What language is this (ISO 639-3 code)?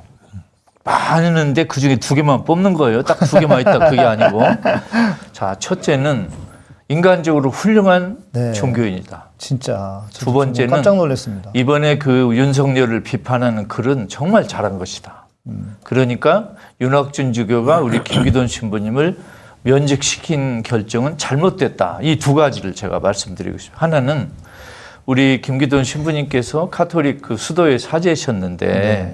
kor